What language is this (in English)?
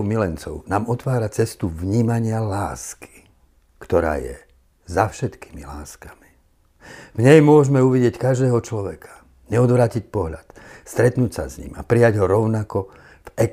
Slovak